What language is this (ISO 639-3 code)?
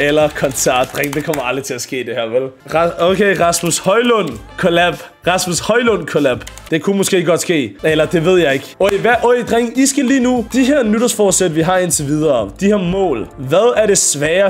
dan